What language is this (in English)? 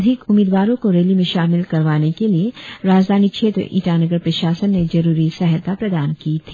Hindi